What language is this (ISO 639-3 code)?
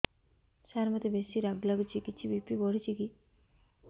ori